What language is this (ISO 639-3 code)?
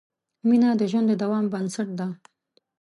pus